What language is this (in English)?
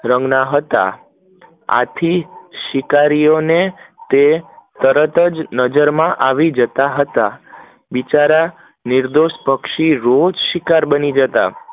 Gujarati